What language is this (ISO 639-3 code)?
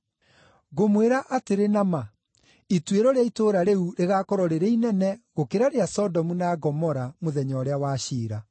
kik